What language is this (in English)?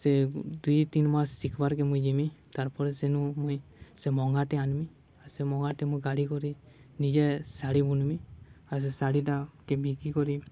Odia